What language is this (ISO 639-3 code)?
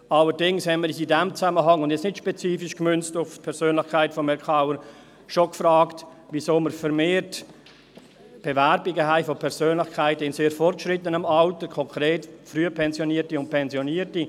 gsw